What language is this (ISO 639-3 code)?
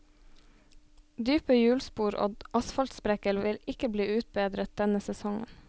nor